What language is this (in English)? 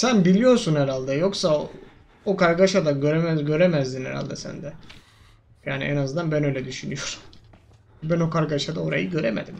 Turkish